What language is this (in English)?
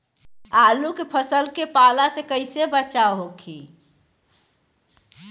Bhojpuri